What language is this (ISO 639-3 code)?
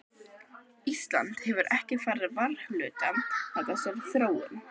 isl